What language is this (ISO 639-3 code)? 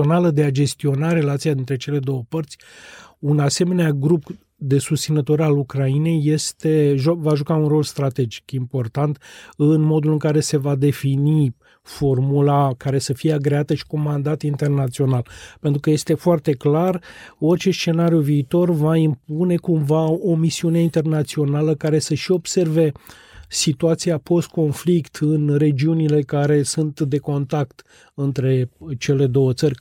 ron